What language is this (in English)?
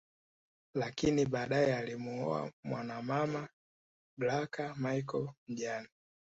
Swahili